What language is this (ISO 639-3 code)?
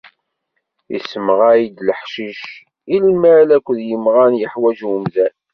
kab